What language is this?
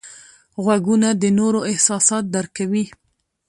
Pashto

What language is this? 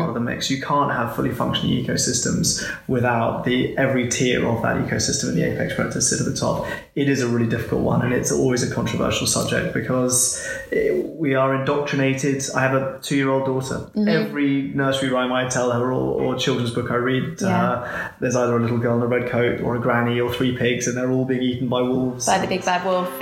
English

